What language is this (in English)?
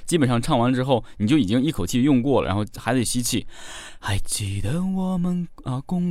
Chinese